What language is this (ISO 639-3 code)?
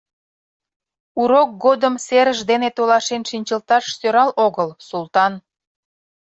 chm